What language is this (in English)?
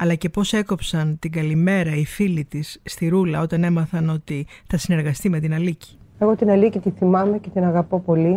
Greek